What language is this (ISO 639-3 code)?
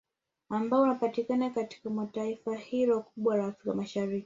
swa